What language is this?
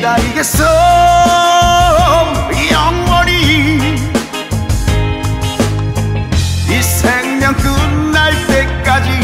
Korean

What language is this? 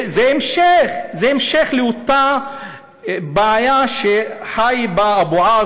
Hebrew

